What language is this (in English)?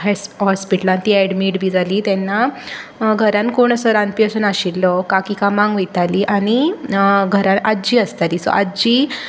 Konkani